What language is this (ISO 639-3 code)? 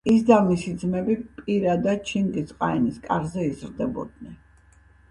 kat